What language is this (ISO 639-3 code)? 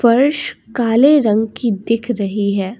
hin